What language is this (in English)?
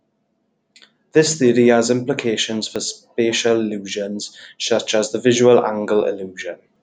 English